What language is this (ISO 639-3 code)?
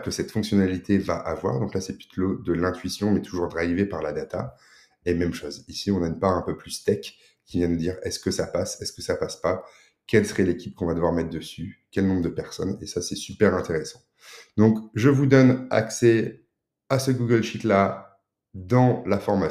fra